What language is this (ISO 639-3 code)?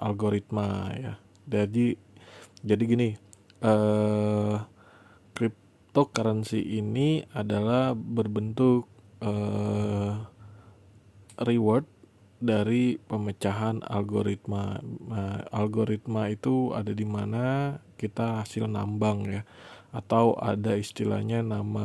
ind